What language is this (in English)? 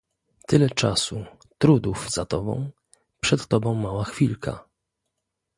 Polish